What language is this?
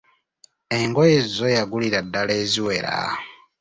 Ganda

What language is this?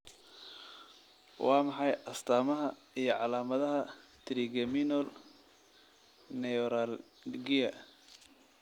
Somali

